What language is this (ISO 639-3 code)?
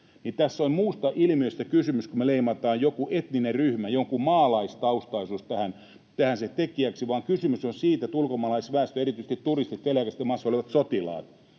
fin